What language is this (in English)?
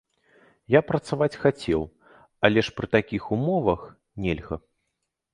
Belarusian